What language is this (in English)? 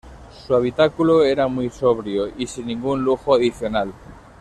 Spanish